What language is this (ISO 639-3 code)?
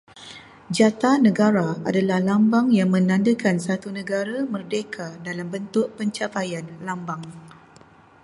msa